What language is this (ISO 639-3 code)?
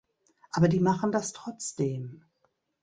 deu